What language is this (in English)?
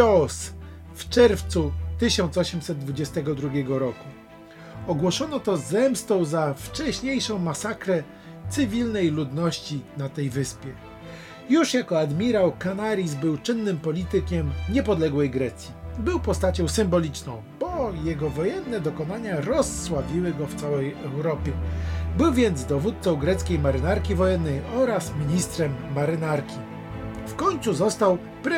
Polish